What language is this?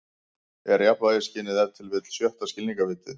Icelandic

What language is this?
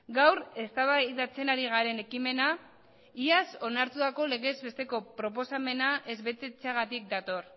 Basque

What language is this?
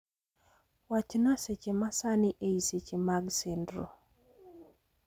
Luo (Kenya and Tanzania)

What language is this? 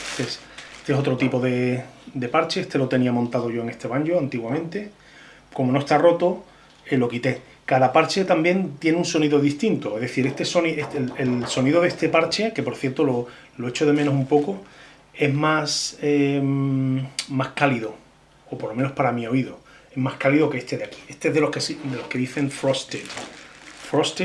Spanish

